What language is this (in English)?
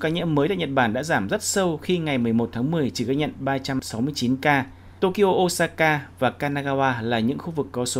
Vietnamese